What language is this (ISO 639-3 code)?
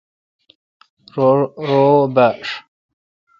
xka